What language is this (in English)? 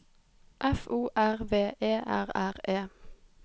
Norwegian